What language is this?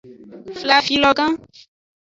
Aja (Benin)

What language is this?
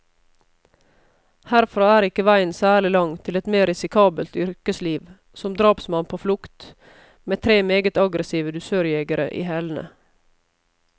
Norwegian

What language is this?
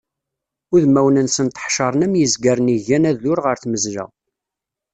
Kabyle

